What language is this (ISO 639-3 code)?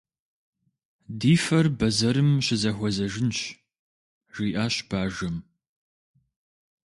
kbd